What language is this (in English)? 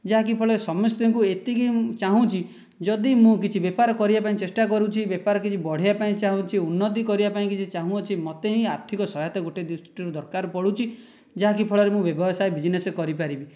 Odia